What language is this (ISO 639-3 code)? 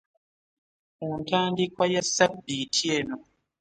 lug